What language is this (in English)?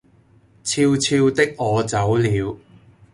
Cantonese